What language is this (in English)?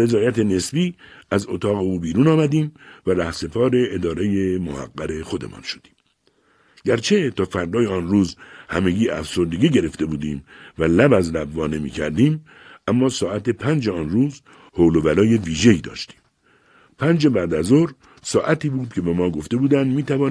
Persian